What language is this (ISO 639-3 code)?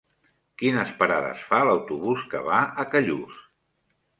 cat